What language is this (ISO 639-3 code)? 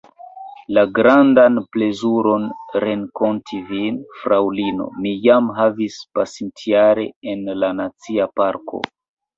epo